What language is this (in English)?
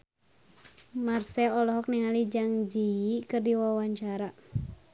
Sundanese